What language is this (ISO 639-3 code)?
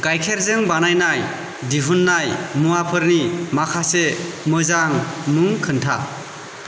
brx